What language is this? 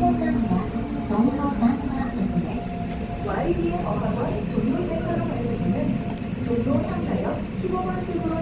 Korean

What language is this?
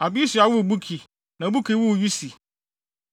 Akan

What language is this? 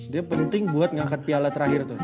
Indonesian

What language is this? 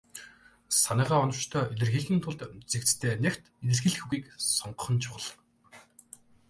Mongolian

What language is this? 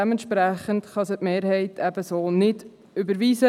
Swiss German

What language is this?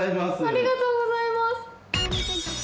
Japanese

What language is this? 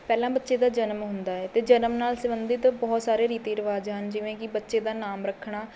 Punjabi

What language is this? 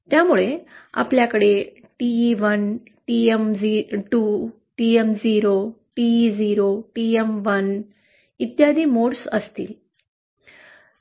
Marathi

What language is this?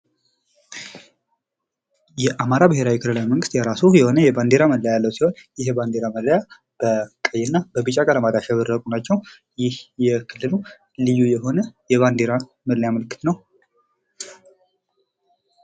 Amharic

